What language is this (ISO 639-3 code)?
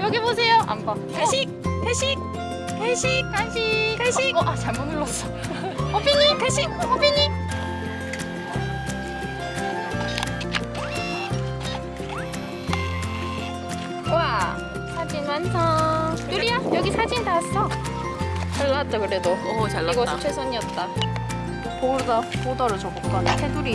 kor